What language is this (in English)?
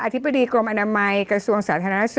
Thai